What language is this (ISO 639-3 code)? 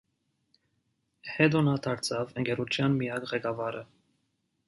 hye